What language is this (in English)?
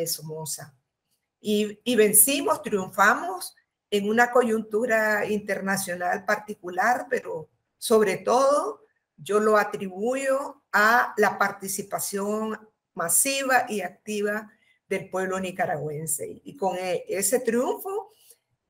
Spanish